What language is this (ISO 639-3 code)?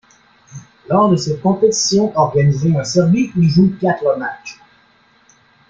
fra